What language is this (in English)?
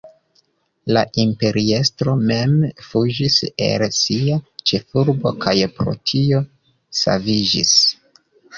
Esperanto